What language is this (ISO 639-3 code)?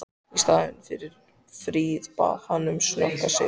isl